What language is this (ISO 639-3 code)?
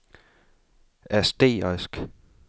dan